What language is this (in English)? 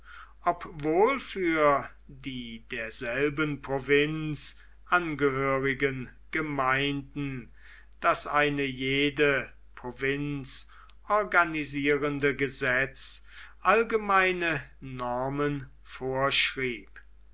German